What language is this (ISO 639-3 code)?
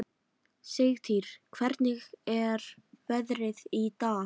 isl